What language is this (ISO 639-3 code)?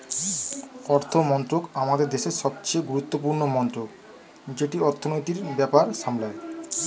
ben